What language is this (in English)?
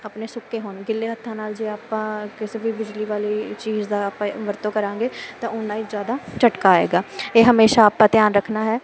Punjabi